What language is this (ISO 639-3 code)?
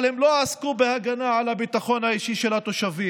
heb